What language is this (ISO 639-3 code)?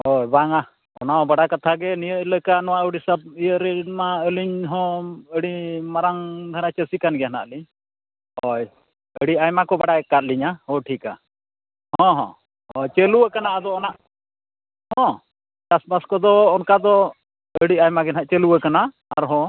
sat